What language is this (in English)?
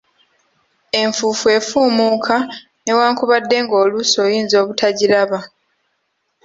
Ganda